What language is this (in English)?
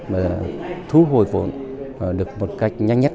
Vietnamese